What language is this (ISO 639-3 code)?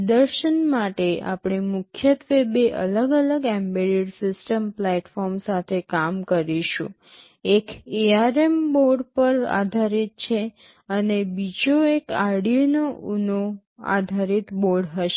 guj